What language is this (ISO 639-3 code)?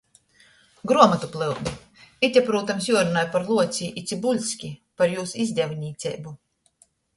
ltg